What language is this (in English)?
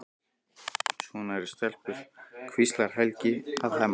Icelandic